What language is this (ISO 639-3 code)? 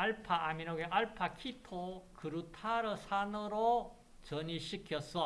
kor